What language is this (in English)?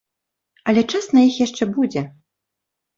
Belarusian